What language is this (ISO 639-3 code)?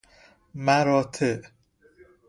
fas